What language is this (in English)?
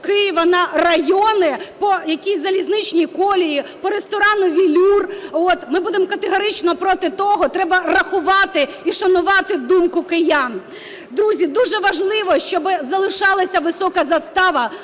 Ukrainian